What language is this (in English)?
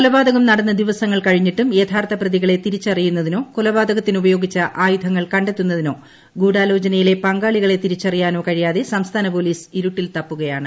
Malayalam